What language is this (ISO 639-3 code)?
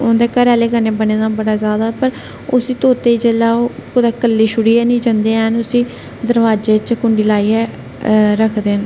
doi